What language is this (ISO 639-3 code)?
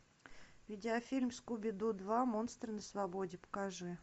rus